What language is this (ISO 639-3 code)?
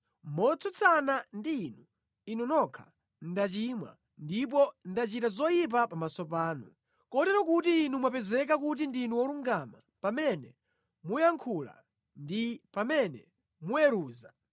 nya